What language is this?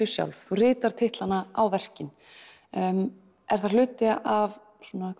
Icelandic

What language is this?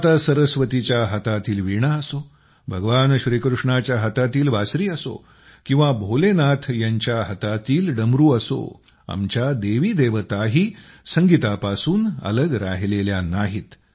Marathi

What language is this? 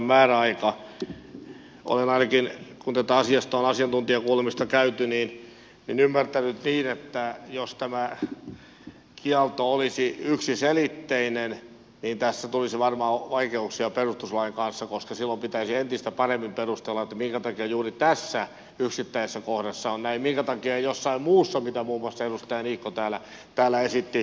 Finnish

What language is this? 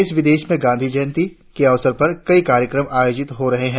Hindi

